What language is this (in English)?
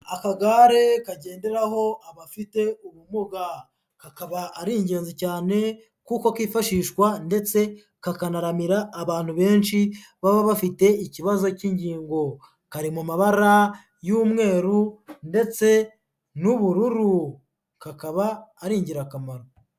Kinyarwanda